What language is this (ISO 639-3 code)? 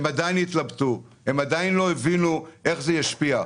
heb